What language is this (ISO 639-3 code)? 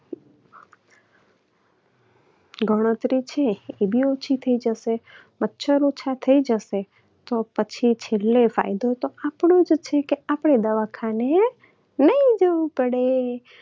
guj